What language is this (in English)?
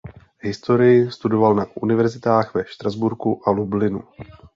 Czech